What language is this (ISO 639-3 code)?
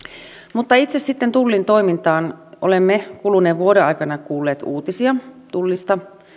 fin